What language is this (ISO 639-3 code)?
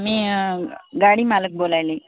mar